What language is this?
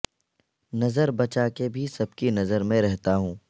Urdu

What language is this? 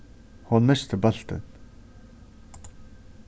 Faroese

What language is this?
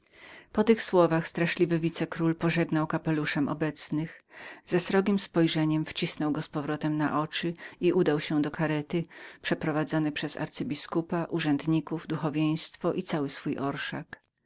Polish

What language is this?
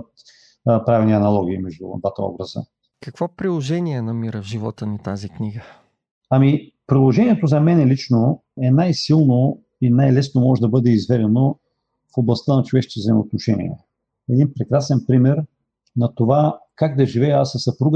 Bulgarian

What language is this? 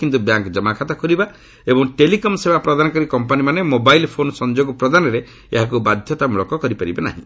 Odia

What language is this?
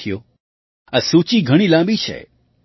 Gujarati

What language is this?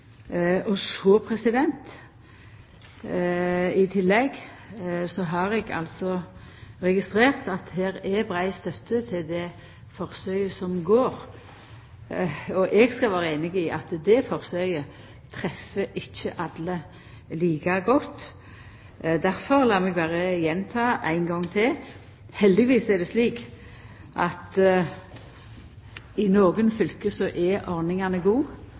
Norwegian Nynorsk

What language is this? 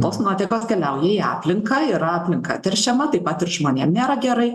Lithuanian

